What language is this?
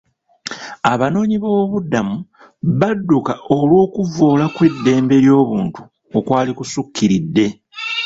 Ganda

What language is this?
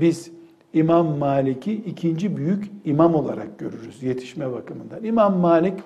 Turkish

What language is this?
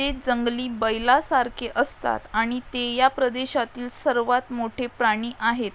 Marathi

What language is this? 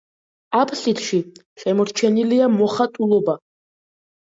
Georgian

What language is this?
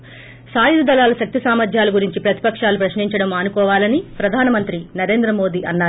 Telugu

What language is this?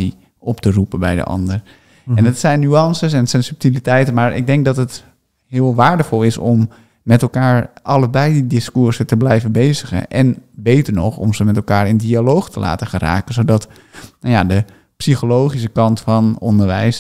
Dutch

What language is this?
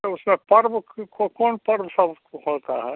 Hindi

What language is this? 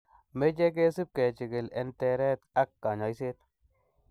Kalenjin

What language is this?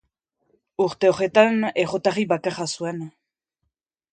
Basque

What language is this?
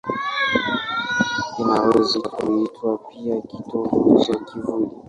Swahili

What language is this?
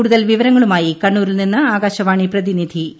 Malayalam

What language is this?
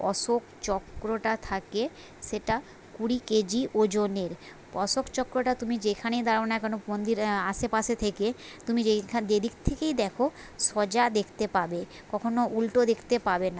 Bangla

